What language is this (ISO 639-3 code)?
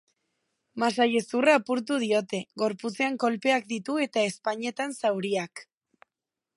eus